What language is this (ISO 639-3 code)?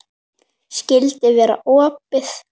isl